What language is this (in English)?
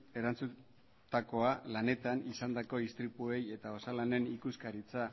Basque